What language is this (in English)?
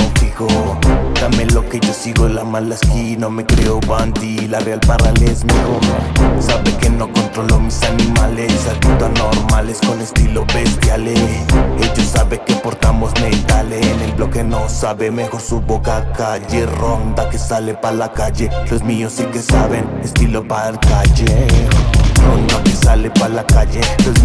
Spanish